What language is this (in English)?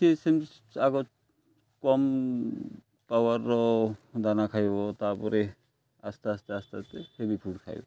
Odia